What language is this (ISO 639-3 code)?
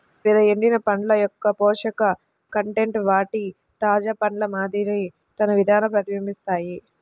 tel